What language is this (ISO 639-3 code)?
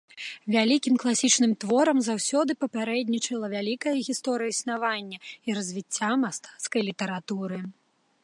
bel